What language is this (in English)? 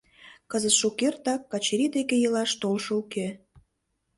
Mari